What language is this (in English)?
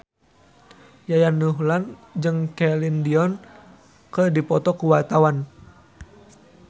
Sundanese